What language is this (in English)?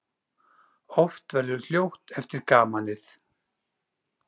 Icelandic